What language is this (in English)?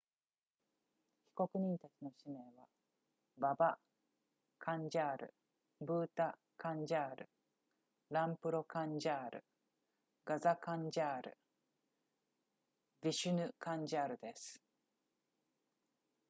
Japanese